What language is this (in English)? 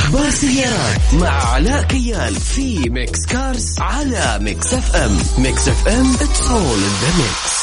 Arabic